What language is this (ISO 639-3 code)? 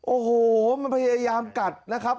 tha